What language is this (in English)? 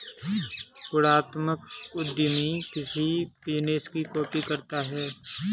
Hindi